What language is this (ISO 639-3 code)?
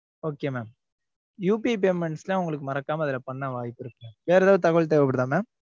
tam